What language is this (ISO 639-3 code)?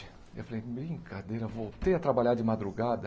por